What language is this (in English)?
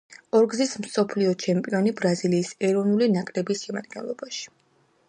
Georgian